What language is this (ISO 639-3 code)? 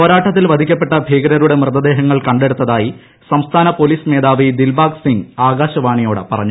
mal